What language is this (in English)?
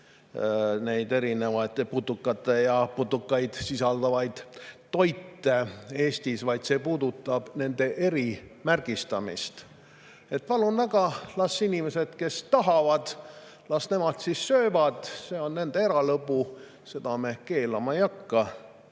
Estonian